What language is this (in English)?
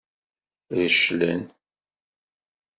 Kabyle